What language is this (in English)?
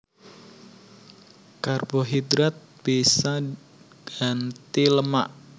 Javanese